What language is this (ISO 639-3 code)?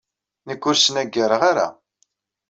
kab